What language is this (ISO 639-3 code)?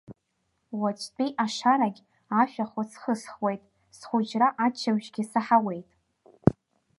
abk